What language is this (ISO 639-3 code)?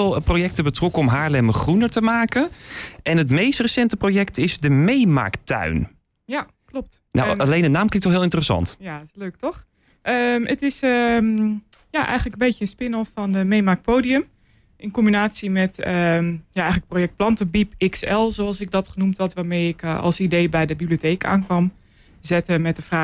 nld